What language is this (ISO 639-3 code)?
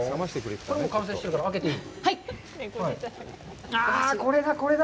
jpn